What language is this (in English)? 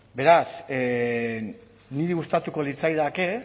Basque